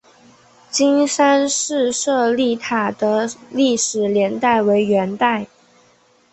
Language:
Chinese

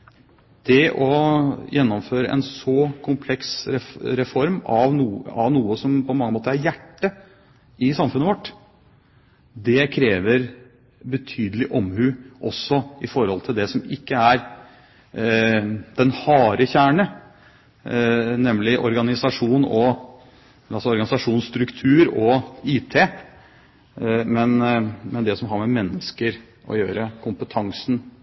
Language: Norwegian Bokmål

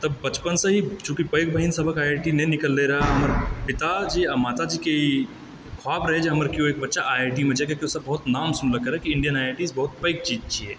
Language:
Maithili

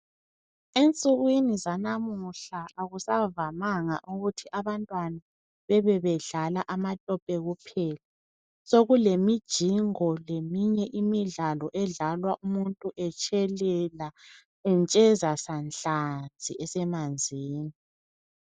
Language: North Ndebele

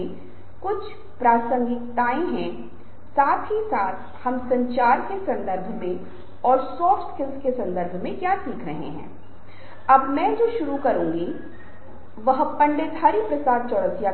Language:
Hindi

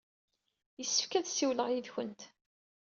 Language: Kabyle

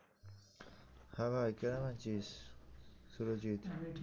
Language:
Bangla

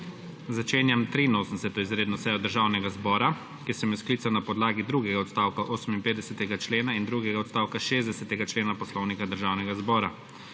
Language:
Slovenian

